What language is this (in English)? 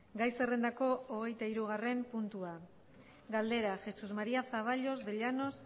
Basque